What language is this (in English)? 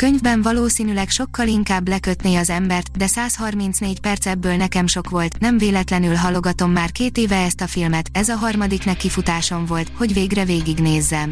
Hungarian